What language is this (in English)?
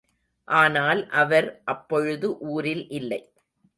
Tamil